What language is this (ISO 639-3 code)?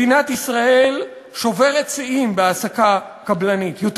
heb